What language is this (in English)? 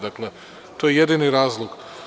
Serbian